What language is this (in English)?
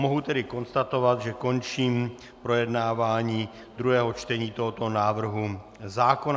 Czech